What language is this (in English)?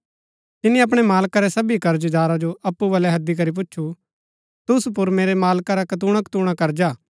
Gaddi